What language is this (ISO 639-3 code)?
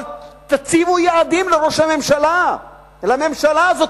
heb